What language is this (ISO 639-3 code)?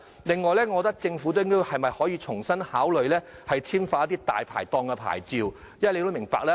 yue